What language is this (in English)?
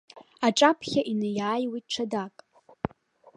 Abkhazian